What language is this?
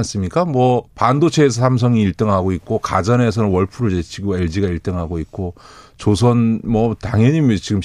Korean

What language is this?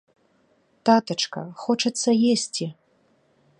Belarusian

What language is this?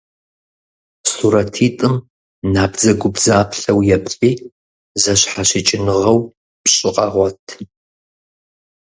Kabardian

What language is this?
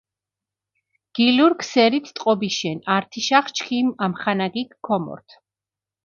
Mingrelian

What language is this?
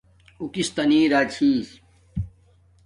Domaaki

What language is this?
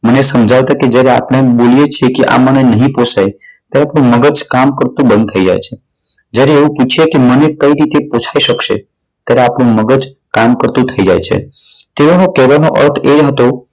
Gujarati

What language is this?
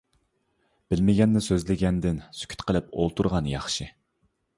Uyghur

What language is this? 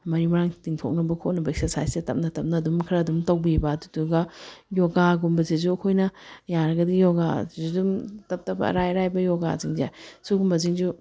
Manipuri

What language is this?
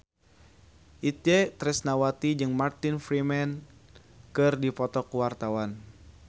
Sundanese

